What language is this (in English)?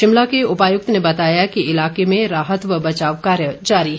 Hindi